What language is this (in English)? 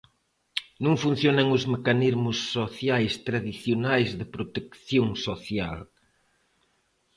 Galician